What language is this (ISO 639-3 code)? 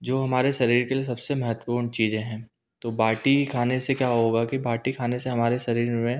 hin